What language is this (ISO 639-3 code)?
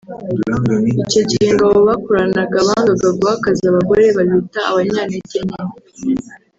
kin